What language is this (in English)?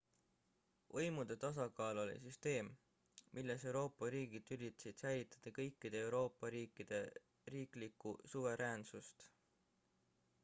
Estonian